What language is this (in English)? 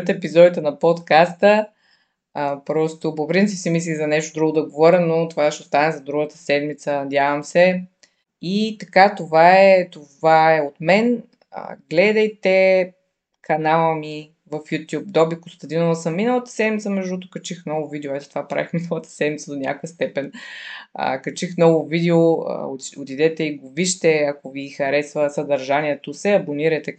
Bulgarian